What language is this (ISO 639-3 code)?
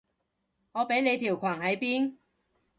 yue